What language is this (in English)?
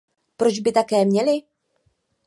Czech